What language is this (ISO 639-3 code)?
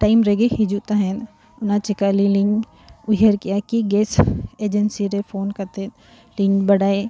sat